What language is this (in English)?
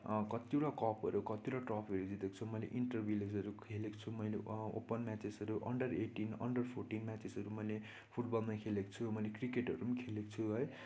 Nepali